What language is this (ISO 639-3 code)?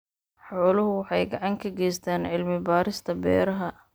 som